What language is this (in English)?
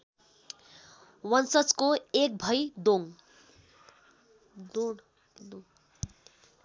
Nepali